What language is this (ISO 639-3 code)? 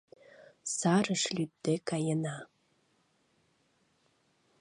chm